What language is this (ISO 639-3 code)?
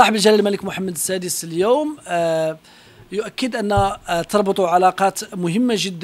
ara